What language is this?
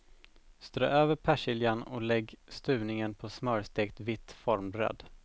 Swedish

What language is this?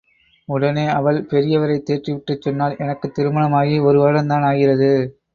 Tamil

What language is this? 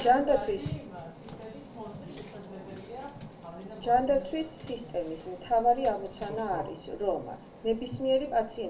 Romanian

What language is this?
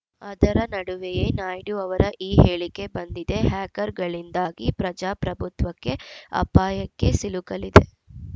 Kannada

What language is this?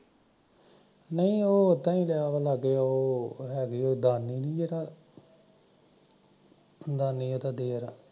Punjabi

